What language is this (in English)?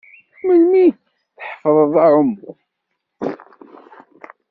Kabyle